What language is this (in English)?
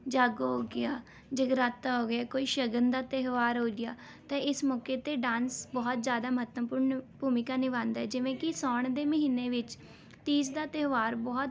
Punjabi